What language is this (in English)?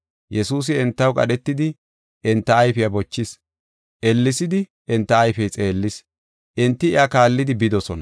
Gofa